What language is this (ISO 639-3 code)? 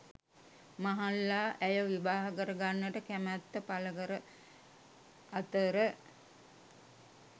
sin